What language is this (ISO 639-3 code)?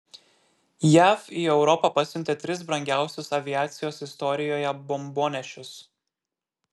lit